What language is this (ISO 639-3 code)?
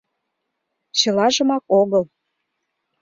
chm